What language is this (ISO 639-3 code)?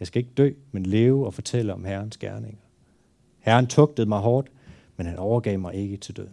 dan